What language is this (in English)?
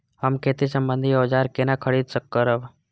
Maithili